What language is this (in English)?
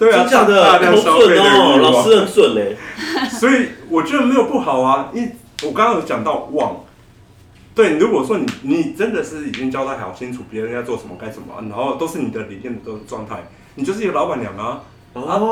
Chinese